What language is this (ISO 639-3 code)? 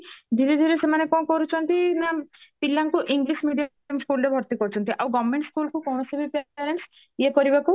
ori